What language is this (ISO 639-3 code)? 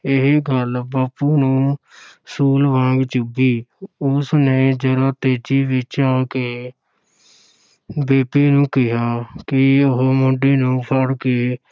pan